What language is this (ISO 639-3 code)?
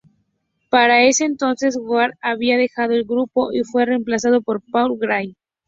spa